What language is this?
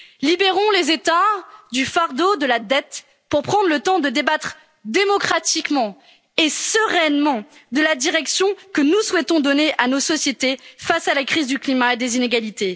French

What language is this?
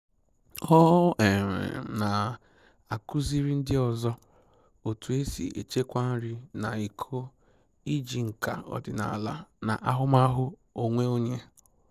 Igbo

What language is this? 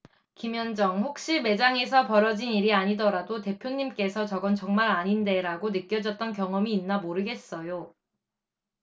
Korean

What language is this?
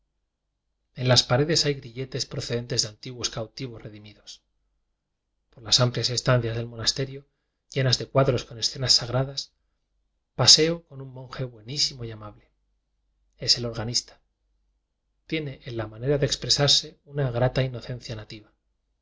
Spanish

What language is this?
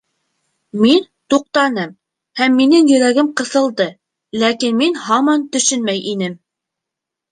Bashkir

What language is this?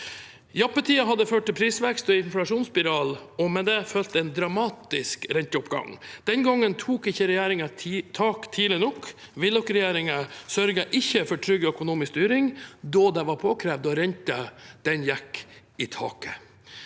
Norwegian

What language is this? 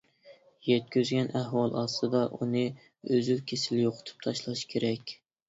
Uyghur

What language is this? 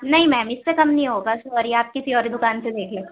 Urdu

